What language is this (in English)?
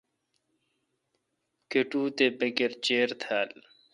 Kalkoti